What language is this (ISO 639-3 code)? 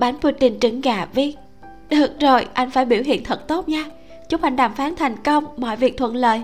vie